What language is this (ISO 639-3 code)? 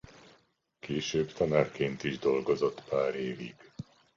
hun